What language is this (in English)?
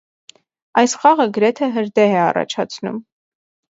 Armenian